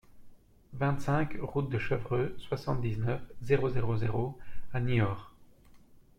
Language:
French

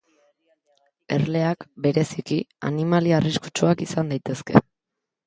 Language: Basque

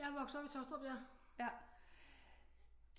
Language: Danish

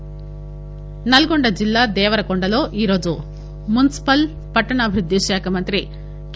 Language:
Telugu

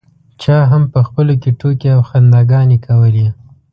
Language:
Pashto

